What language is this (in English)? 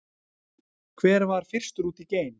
Icelandic